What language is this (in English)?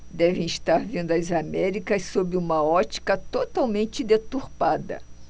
Portuguese